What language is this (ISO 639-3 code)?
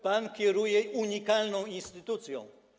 pol